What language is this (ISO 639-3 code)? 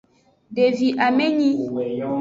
ajg